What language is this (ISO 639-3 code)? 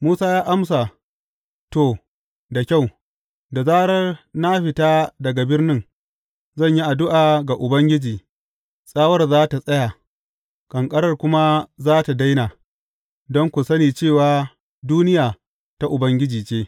hau